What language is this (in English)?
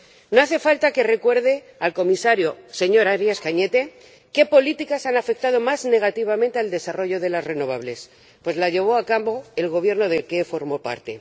Spanish